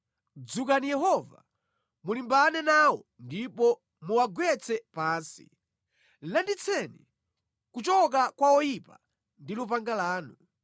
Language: Nyanja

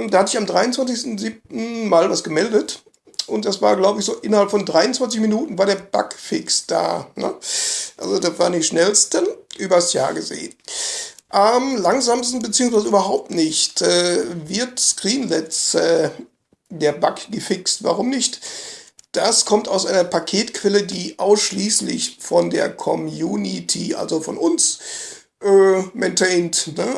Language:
German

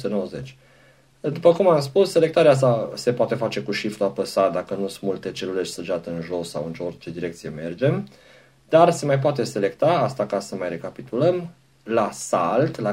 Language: Romanian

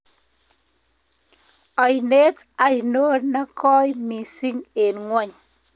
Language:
Kalenjin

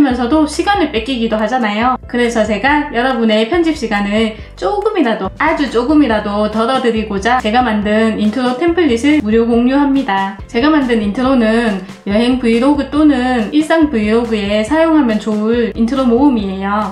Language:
Korean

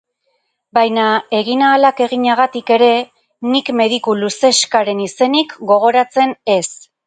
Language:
Basque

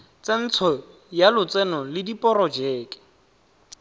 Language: Tswana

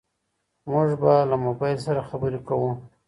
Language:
Pashto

